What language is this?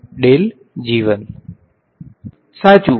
Gujarati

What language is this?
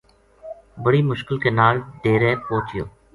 Gujari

